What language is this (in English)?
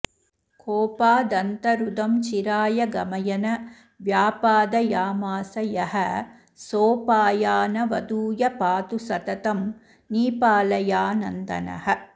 Sanskrit